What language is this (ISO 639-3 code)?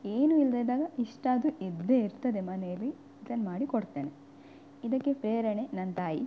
kan